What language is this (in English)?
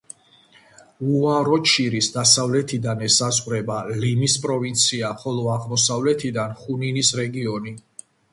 Georgian